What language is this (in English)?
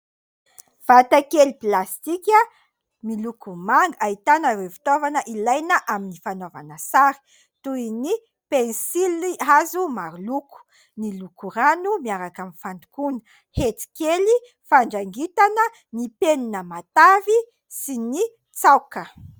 Malagasy